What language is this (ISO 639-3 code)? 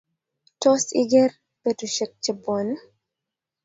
kln